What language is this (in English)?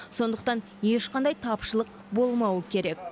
Kazakh